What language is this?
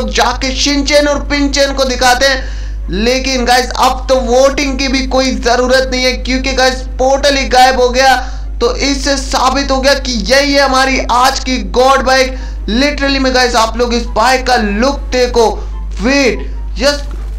Hindi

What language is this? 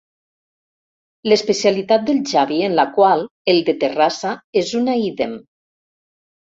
Catalan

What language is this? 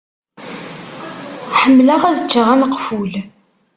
Kabyle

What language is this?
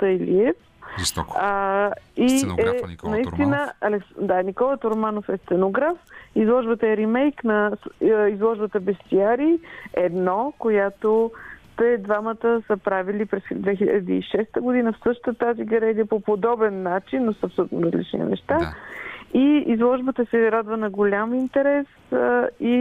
Bulgarian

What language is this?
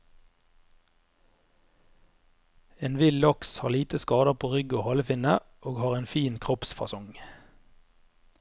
Norwegian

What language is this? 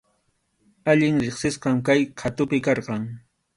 Arequipa-La Unión Quechua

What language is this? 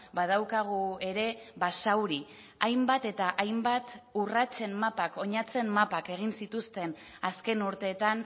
Basque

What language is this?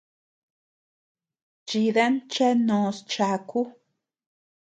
Tepeuxila Cuicatec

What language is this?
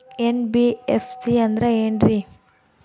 Kannada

